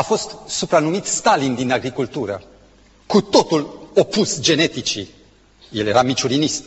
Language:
Romanian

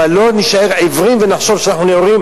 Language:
Hebrew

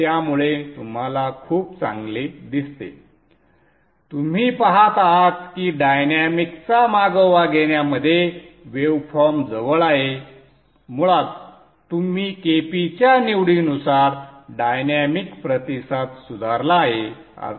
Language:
Marathi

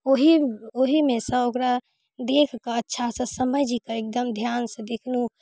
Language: Maithili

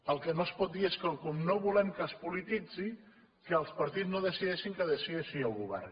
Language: Catalan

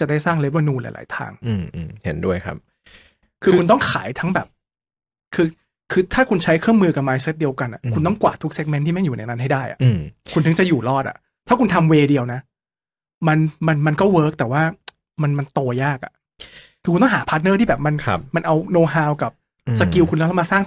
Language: Thai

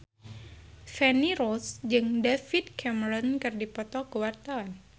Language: Sundanese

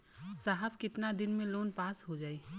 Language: Bhojpuri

